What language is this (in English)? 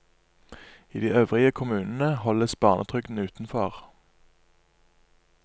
Norwegian